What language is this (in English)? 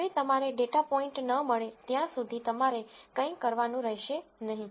Gujarati